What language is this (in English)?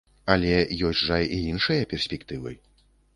Belarusian